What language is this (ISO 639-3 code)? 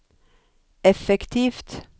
nor